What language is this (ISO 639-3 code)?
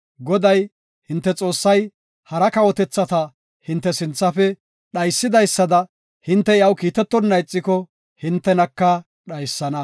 gof